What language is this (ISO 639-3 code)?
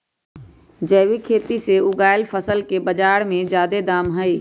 mag